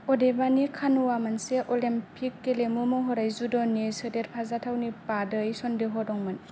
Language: Bodo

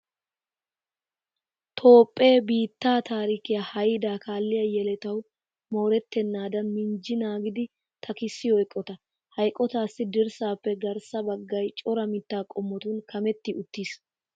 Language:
Wolaytta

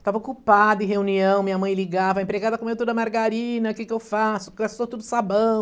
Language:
Portuguese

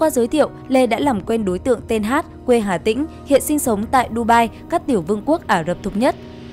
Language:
Vietnamese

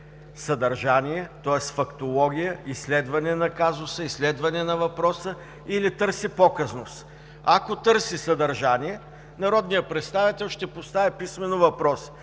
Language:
Bulgarian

